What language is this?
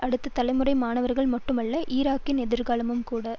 Tamil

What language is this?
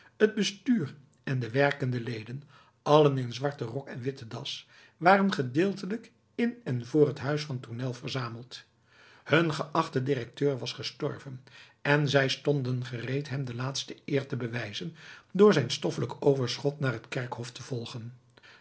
Dutch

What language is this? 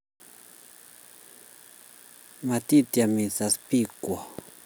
Kalenjin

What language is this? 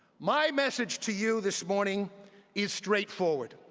English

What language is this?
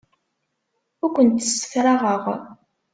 Kabyle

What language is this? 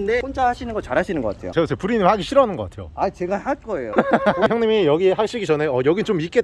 Korean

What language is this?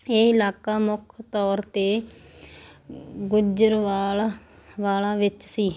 Punjabi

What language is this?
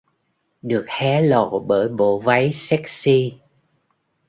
Vietnamese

